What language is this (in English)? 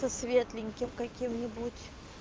Russian